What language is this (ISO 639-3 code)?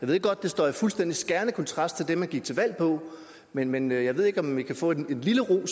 dan